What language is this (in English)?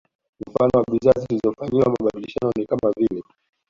Swahili